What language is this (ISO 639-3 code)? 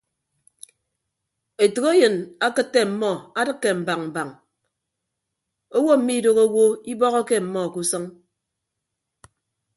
ibb